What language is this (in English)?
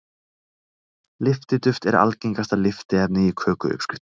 Icelandic